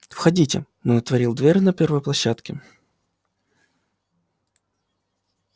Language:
Russian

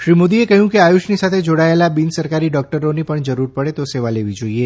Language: Gujarati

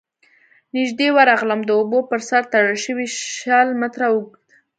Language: Pashto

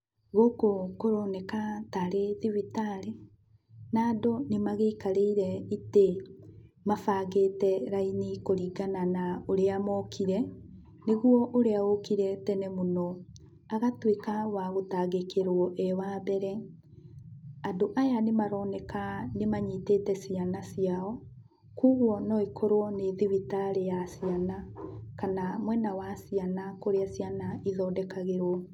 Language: Kikuyu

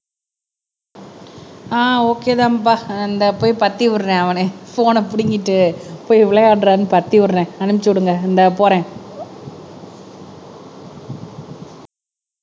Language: Tamil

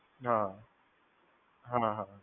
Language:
Gujarati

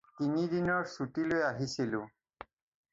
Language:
Assamese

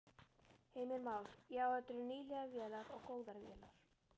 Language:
Icelandic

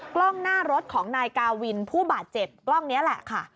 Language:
Thai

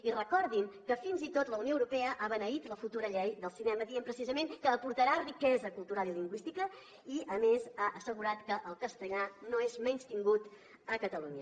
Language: Catalan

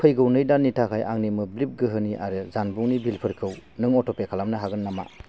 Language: Bodo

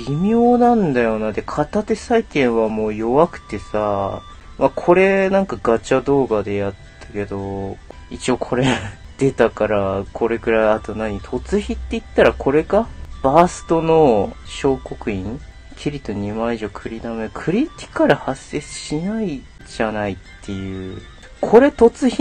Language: Japanese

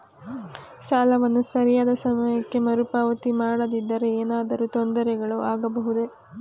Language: Kannada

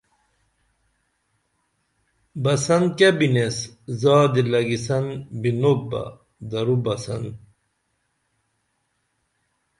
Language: Dameli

